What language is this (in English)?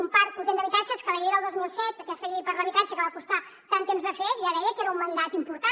Catalan